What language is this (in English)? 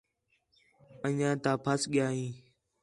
Khetrani